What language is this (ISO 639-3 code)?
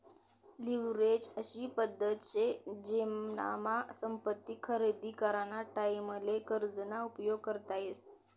mar